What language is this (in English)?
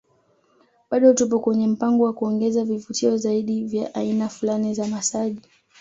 Swahili